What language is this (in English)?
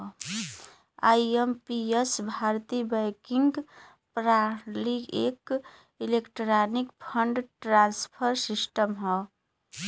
Bhojpuri